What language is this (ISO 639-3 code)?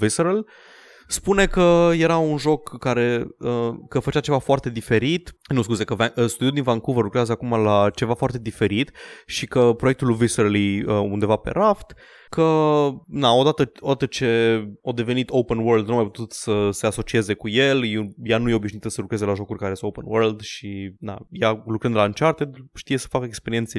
ron